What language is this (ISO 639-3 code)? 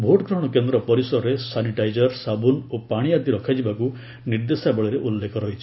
ori